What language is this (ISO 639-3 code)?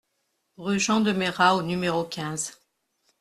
fra